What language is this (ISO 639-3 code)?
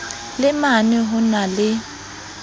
sot